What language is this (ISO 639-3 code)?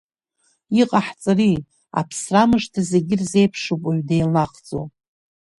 abk